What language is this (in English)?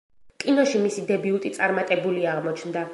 Georgian